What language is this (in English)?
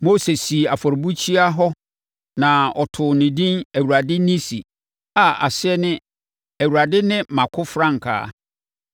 Akan